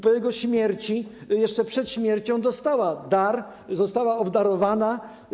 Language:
Polish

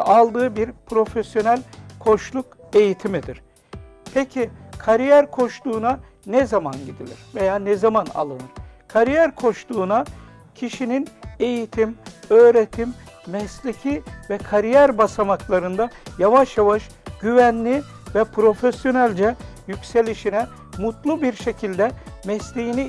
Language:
Turkish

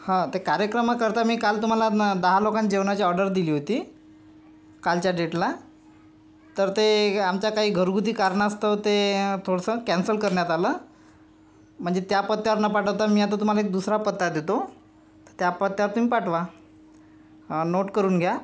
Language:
Marathi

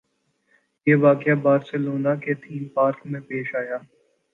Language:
Urdu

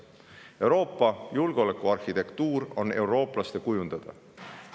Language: Estonian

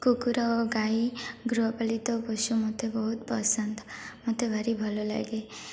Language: Odia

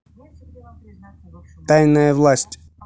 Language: Russian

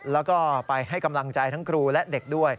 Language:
Thai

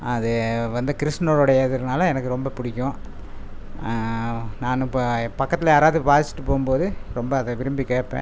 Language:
Tamil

